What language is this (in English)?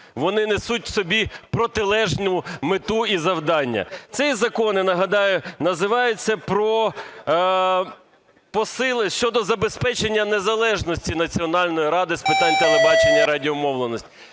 Ukrainian